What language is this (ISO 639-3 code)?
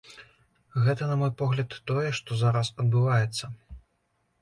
bel